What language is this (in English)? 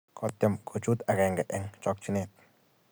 Kalenjin